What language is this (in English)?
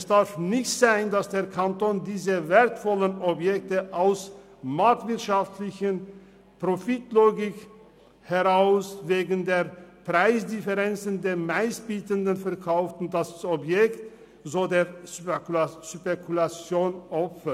Swiss German